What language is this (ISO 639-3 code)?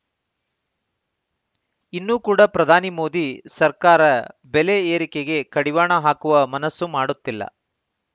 kan